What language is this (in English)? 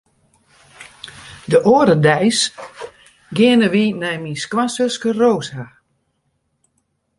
Western Frisian